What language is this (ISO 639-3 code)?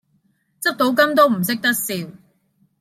yue